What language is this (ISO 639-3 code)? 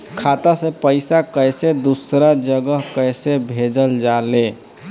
bho